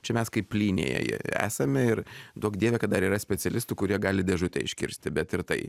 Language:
Lithuanian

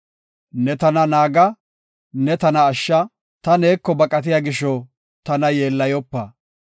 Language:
Gofa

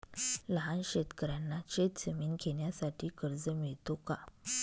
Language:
Marathi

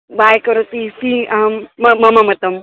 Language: Sanskrit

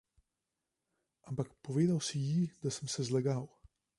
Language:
Slovenian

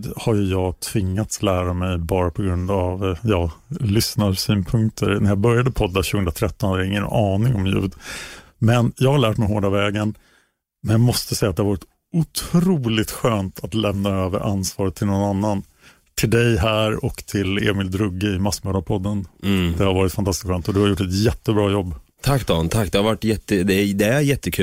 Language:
Swedish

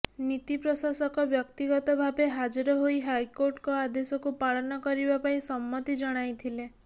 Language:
Odia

